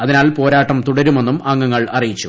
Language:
Malayalam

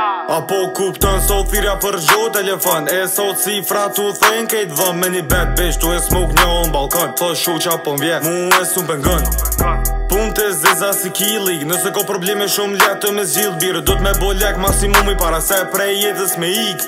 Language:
Romanian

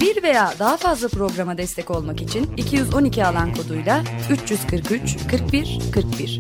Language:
Turkish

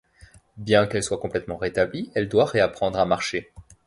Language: French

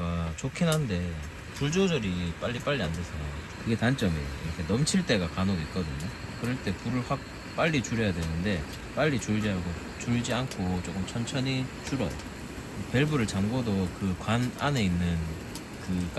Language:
Korean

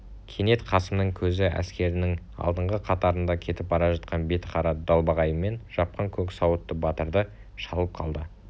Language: Kazakh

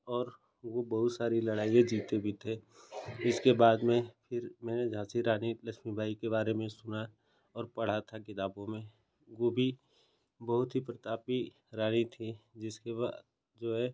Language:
Hindi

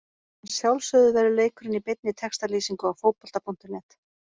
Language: Icelandic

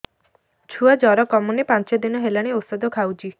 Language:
Odia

